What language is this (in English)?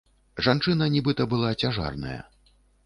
Belarusian